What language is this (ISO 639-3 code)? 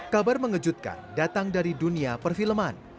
ind